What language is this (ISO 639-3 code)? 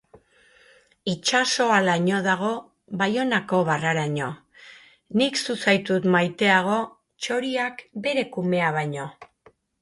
eus